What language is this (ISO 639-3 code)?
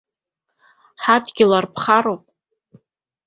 abk